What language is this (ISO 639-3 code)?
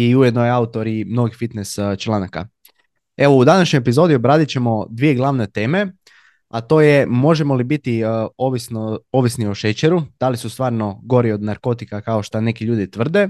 hrv